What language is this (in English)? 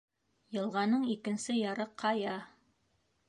Bashkir